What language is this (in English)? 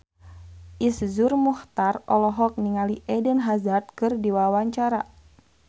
Sundanese